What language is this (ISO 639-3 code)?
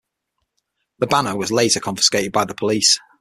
eng